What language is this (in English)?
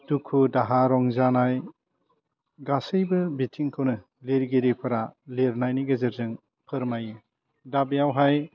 Bodo